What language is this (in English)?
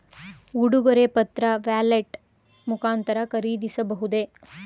Kannada